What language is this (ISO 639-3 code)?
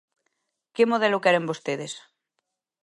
glg